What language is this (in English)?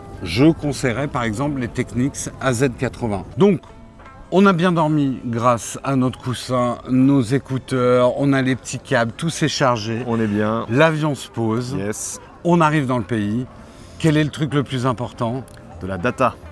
French